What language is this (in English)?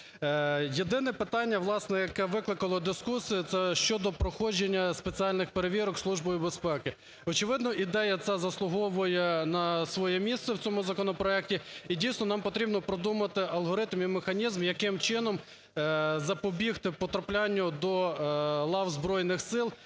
Ukrainian